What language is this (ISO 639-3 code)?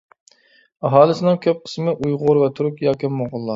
uig